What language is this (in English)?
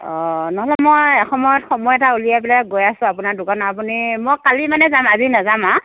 Assamese